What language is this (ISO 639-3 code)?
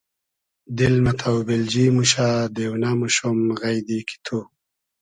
haz